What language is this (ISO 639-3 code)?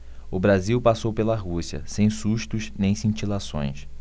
por